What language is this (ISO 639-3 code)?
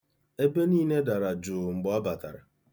ibo